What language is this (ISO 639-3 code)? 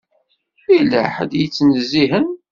kab